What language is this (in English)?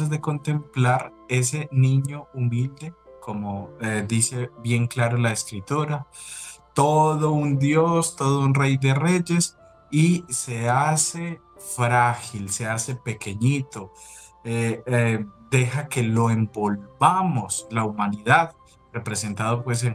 Spanish